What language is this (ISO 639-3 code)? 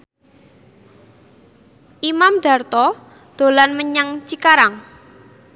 jav